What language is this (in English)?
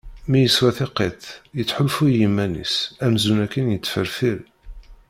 Kabyle